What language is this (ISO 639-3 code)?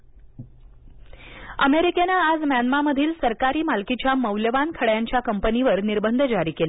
mar